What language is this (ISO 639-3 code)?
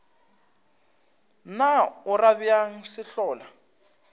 nso